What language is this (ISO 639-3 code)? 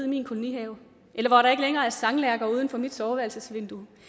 dan